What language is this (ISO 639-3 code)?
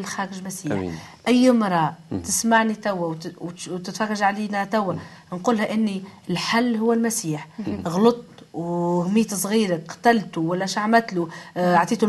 ara